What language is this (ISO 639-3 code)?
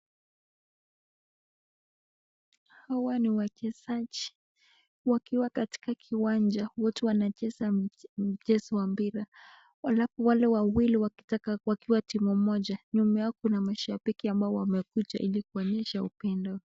swa